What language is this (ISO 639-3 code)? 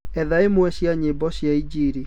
kik